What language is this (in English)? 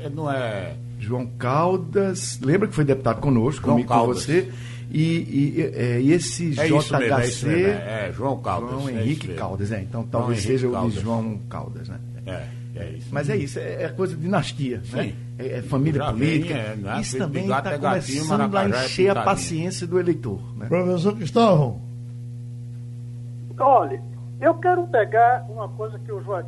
Portuguese